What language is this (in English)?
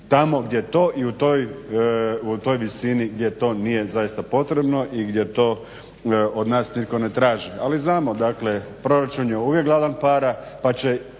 Croatian